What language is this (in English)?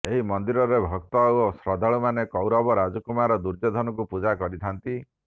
Odia